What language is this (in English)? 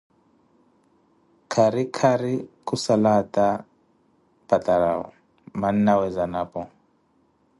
Koti